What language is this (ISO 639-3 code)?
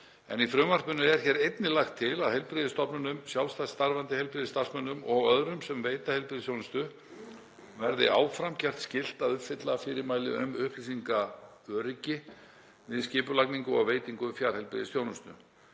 isl